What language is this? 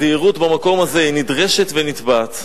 Hebrew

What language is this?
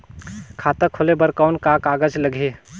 Chhattisgarhi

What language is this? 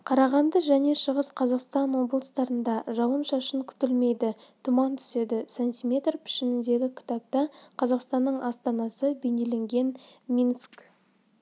Kazakh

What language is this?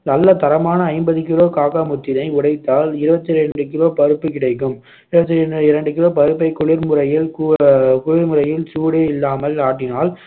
Tamil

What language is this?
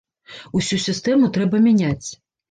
Belarusian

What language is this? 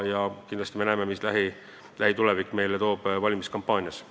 Estonian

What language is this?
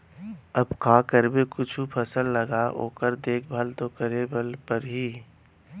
Chhattisgarhi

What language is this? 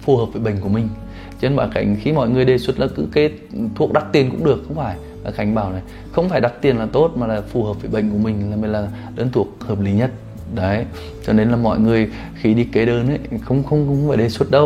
Vietnamese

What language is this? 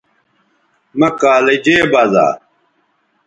Bateri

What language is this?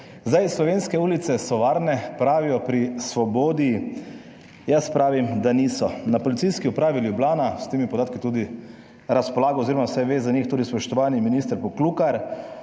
Slovenian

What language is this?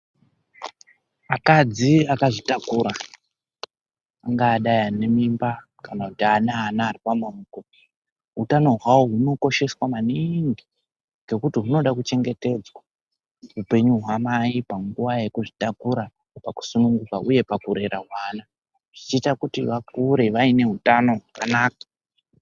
Ndau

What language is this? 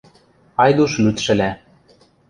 Western Mari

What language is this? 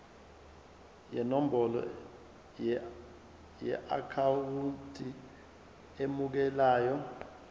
Zulu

